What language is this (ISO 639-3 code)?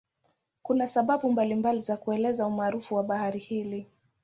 swa